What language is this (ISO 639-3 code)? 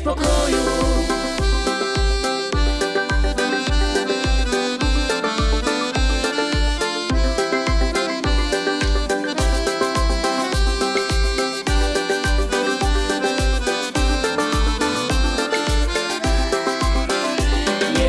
pol